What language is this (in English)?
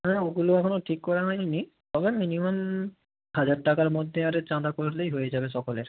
Bangla